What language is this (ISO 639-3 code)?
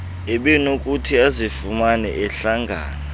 xho